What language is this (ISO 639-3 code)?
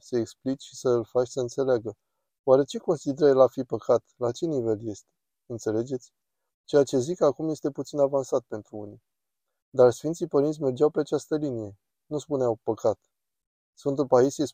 ron